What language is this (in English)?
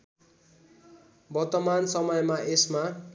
Nepali